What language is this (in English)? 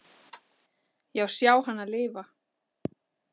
Icelandic